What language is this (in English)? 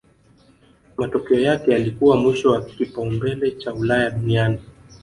Swahili